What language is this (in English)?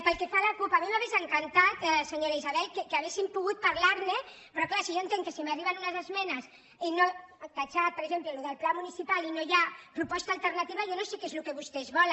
Catalan